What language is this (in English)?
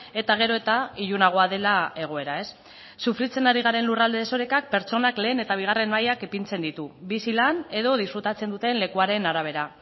Basque